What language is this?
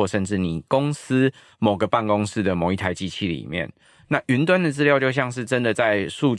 Chinese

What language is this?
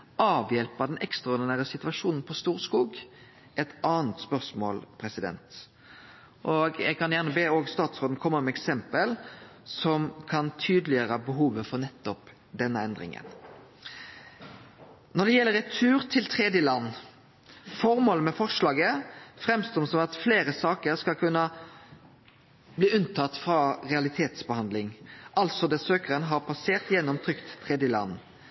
Norwegian Nynorsk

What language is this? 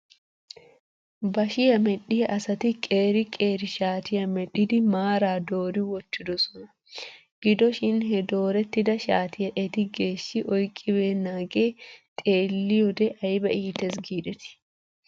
Wolaytta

